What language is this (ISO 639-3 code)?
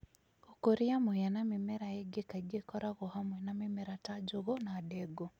kik